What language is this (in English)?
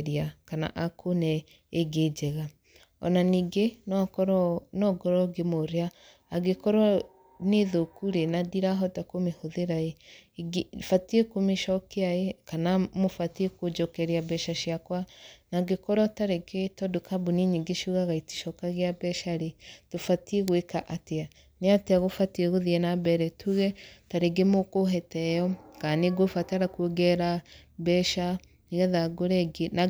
Kikuyu